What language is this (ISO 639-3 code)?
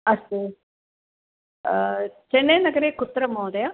san